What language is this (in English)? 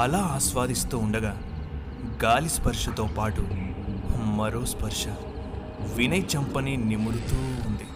Telugu